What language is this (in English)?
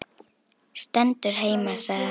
Icelandic